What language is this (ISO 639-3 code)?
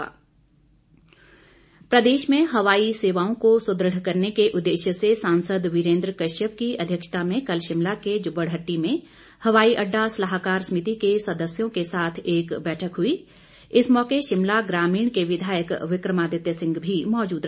hin